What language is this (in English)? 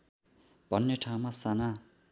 Nepali